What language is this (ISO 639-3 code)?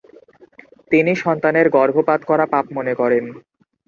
ben